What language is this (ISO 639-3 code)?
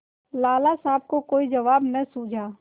hin